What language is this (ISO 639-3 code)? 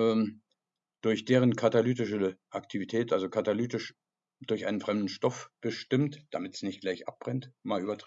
deu